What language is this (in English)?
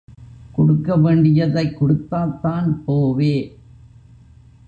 Tamil